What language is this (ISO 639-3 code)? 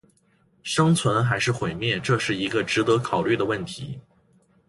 zho